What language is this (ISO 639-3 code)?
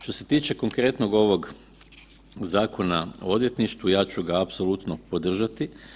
hrv